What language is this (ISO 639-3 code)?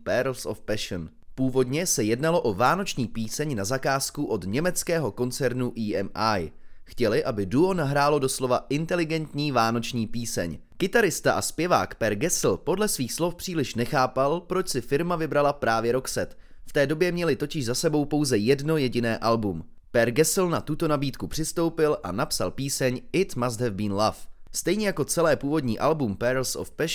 ces